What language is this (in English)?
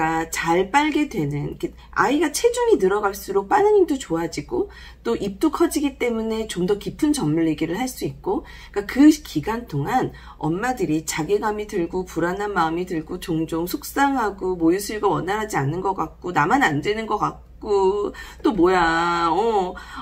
Korean